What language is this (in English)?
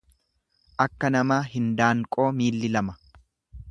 Oromo